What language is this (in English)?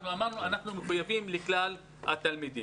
Hebrew